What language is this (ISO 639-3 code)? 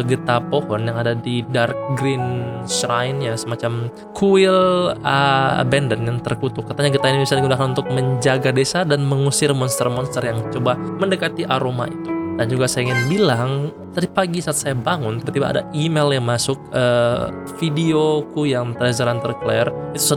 ind